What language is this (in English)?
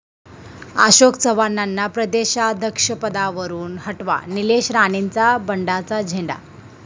Marathi